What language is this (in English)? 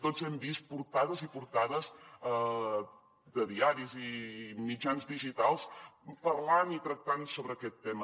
Catalan